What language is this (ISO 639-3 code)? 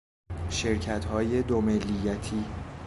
fas